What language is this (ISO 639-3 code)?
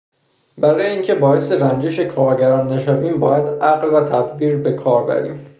fas